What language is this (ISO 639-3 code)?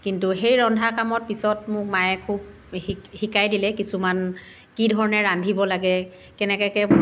asm